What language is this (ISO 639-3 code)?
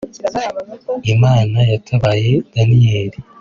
kin